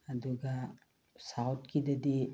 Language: Manipuri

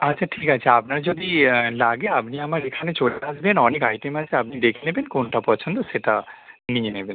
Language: Bangla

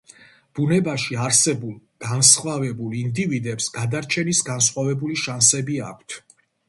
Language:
Georgian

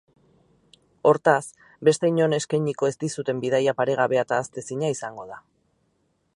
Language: Basque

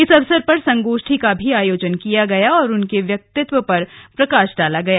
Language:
Hindi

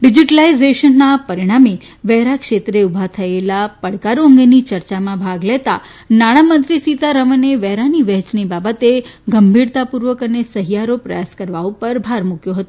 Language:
Gujarati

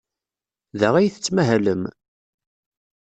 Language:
Kabyle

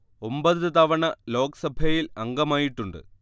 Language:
Malayalam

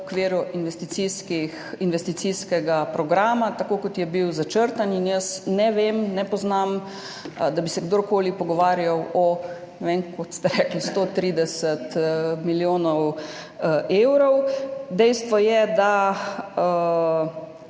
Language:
Slovenian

